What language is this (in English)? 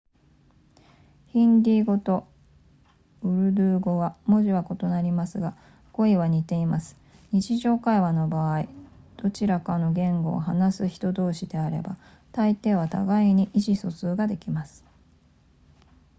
Japanese